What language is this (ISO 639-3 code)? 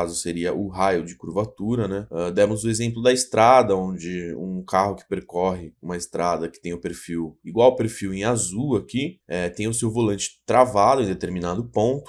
por